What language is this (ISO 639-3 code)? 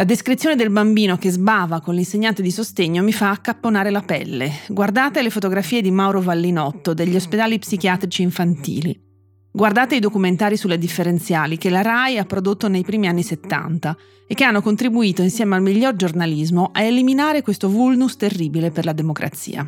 ita